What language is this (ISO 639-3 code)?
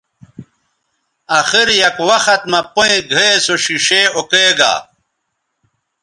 btv